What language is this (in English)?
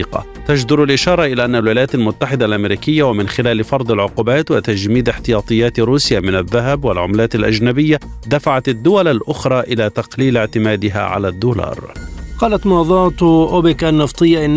Arabic